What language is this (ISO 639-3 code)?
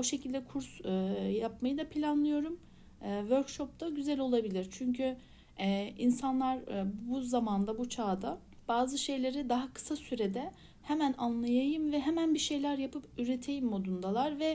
tur